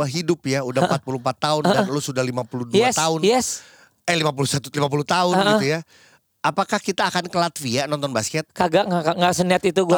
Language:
Indonesian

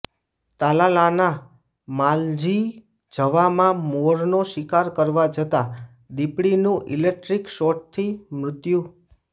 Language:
Gujarati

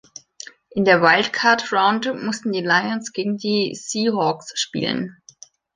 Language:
German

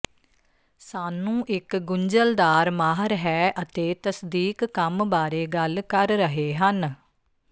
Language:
Punjabi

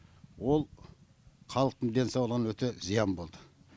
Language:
Kazakh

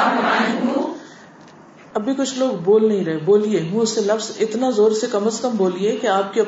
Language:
Urdu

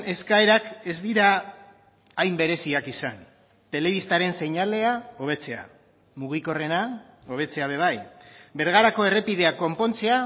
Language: Basque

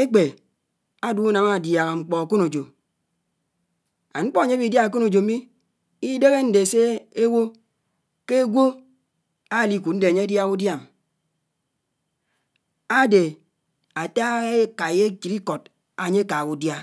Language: Anaang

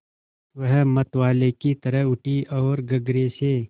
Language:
Hindi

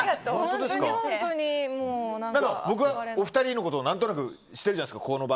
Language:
Japanese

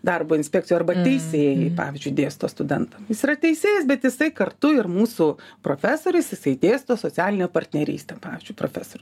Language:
Lithuanian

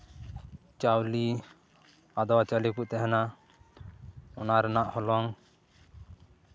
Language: Santali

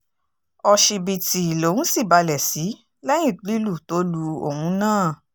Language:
Yoruba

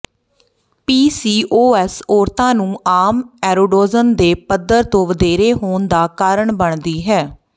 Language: Punjabi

